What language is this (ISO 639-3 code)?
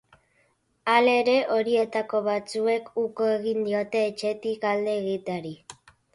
eus